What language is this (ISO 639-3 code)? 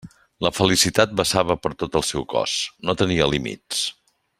cat